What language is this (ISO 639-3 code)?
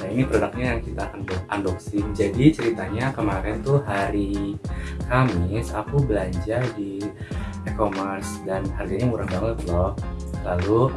ind